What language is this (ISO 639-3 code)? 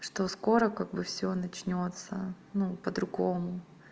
rus